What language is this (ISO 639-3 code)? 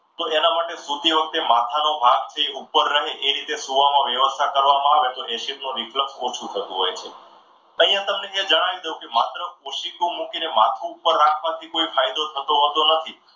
guj